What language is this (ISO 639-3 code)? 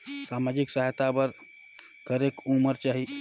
hne